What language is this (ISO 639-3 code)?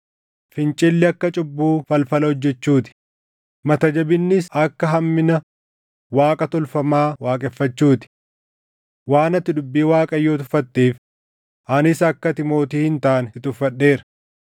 orm